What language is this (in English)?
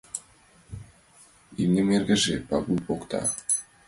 Mari